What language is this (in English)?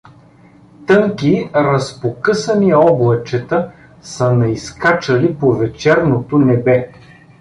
Bulgarian